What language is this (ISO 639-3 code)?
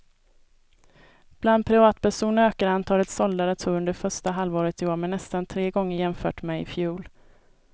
swe